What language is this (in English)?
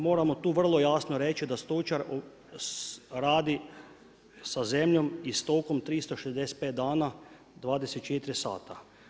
Croatian